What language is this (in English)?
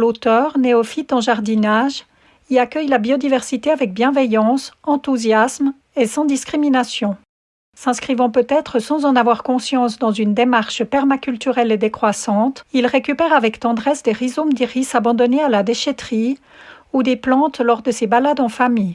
French